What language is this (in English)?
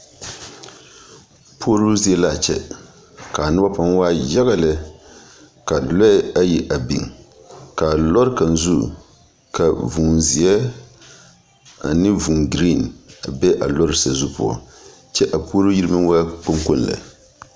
Southern Dagaare